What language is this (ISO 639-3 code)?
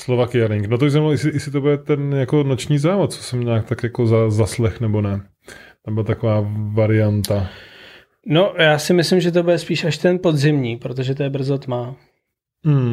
ces